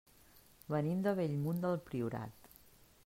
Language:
Catalan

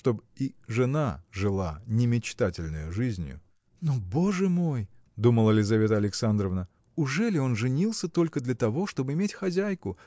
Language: Russian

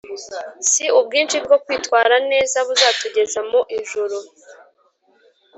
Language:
Kinyarwanda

